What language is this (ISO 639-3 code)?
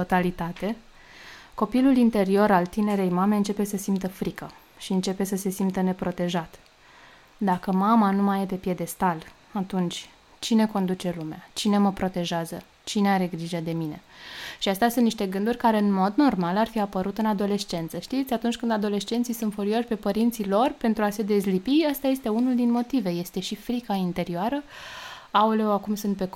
ron